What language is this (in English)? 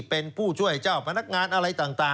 Thai